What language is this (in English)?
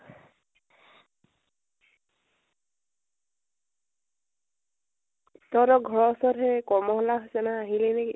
Assamese